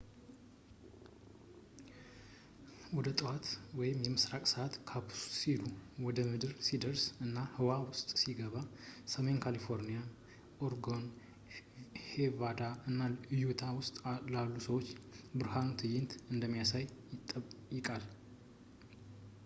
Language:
Amharic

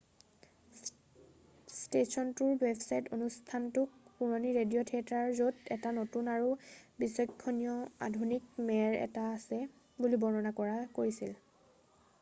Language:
Assamese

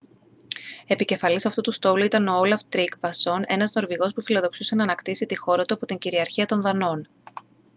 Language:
Greek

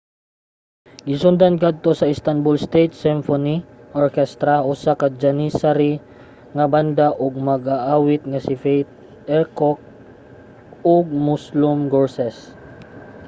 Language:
Cebuano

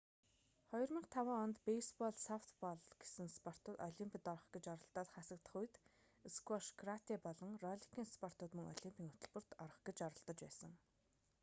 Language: Mongolian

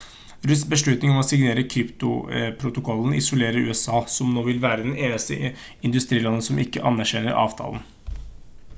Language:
Norwegian Bokmål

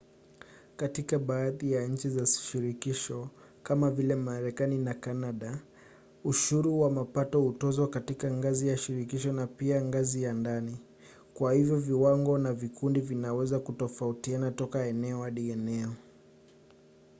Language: Swahili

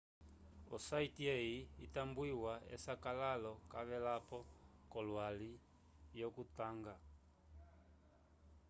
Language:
Umbundu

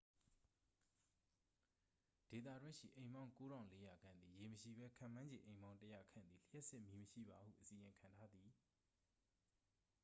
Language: Burmese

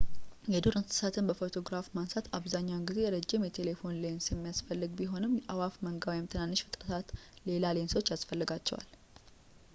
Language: Amharic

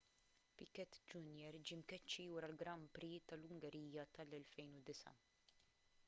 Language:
Maltese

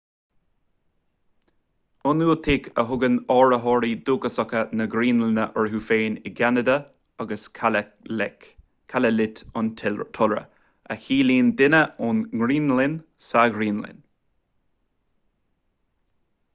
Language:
Irish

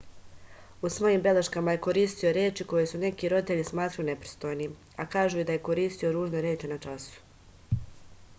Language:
Serbian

